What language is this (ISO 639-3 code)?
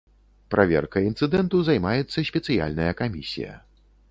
bel